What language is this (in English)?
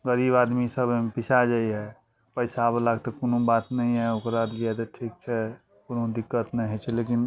Maithili